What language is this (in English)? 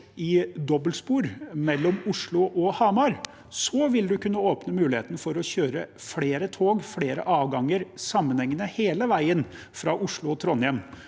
Norwegian